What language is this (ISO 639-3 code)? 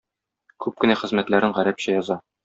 tat